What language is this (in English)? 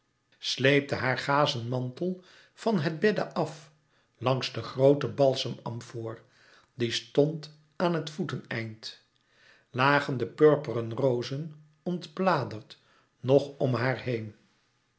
Dutch